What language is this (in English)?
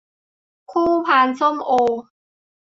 Thai